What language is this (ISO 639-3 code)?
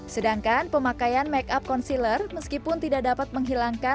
ind